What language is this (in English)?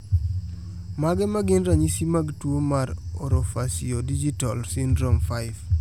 Luo (Kenya and Tanzania)